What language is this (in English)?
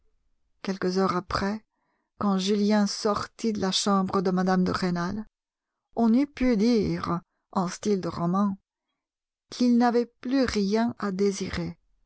French